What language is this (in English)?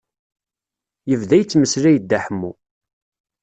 Kabyle